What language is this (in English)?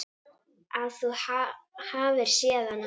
Icelandic